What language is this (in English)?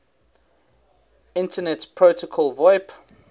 English